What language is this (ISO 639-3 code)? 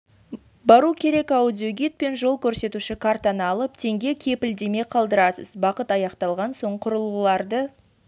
kaz